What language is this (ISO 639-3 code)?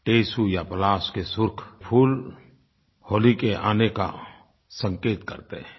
hin